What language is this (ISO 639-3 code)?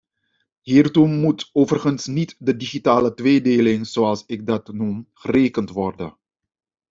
nld